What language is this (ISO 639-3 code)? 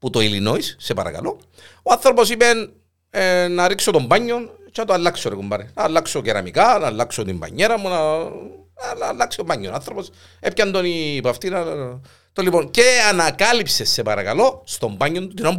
ell